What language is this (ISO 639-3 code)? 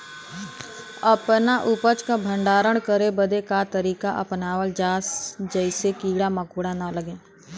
bho